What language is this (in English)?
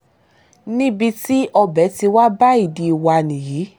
Yoruba